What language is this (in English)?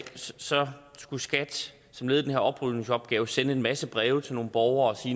Danish